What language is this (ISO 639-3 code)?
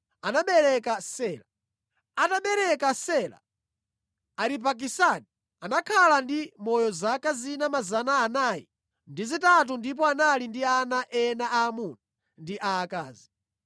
nya